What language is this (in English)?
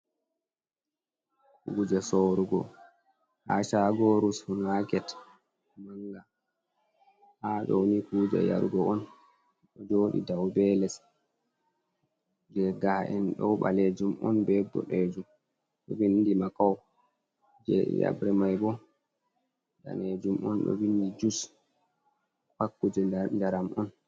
Fula